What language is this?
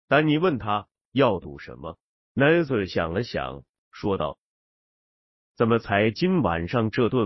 Chinese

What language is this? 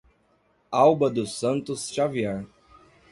Portuguese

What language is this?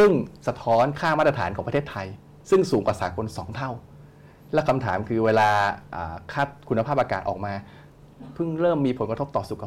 Thai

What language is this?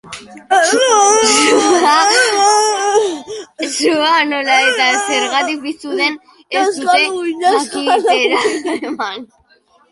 Basque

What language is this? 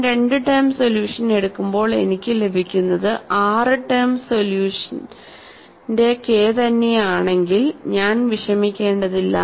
Malayalam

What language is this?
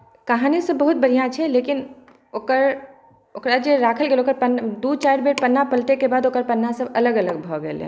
Maithili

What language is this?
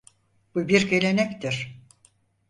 Turkish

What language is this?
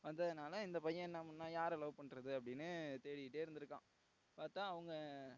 Tamil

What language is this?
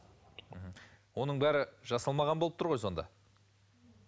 Kazakh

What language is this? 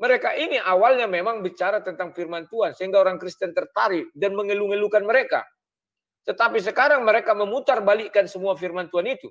Indonesian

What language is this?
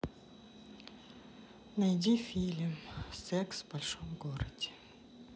Russian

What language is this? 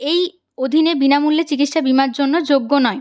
Bangla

